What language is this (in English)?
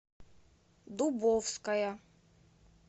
Russian